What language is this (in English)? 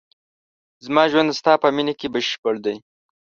Pashto